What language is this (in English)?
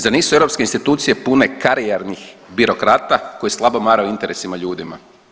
Croatian